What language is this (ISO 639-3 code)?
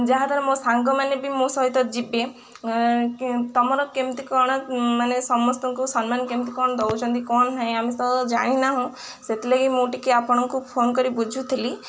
ori